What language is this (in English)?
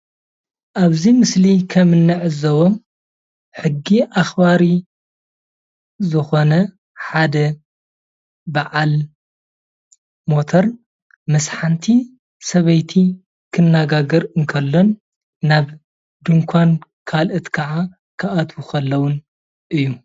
Tigrinya